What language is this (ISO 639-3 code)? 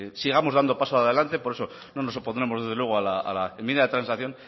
spa